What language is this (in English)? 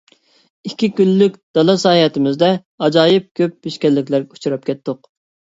Uyghur